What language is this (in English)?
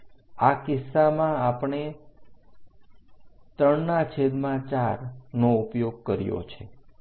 Gujarati